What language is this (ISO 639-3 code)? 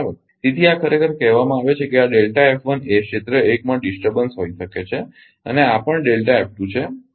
guj